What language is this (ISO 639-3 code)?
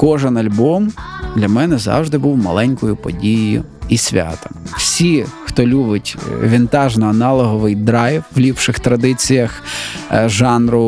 ukr